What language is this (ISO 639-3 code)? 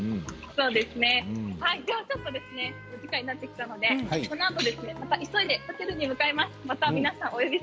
jpn